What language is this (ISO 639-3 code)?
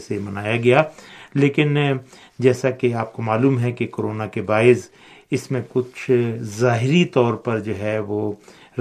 urd